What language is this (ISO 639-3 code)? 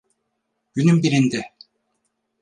tur